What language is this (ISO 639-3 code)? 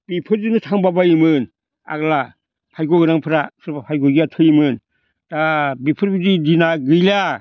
brx